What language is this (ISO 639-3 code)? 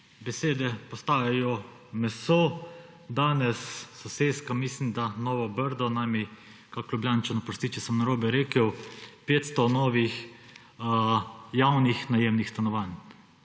slv